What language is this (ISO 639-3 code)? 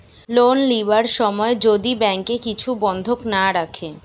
ben